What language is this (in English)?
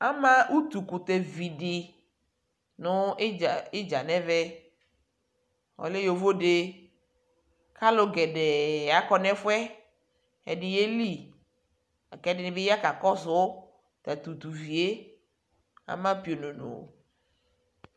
Ikposo